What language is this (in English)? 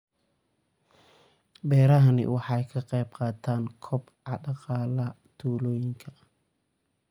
Somali